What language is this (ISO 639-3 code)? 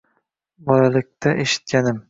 uzb